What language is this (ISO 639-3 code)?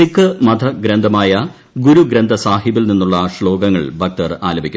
mal